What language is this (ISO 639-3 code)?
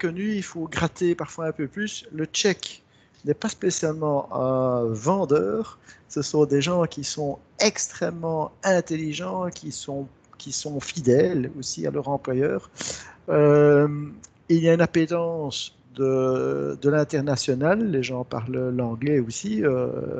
fra